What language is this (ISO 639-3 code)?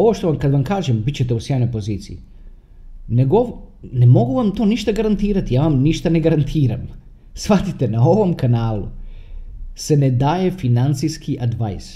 hrv